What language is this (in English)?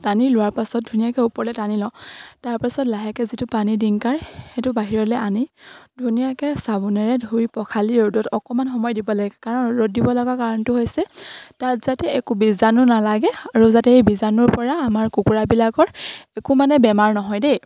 Assamese